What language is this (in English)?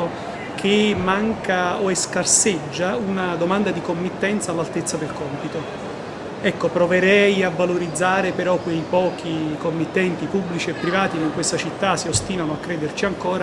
Italian